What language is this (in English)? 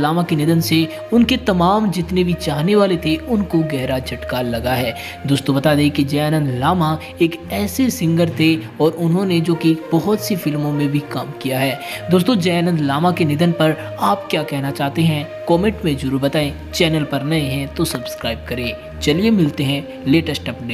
Hindi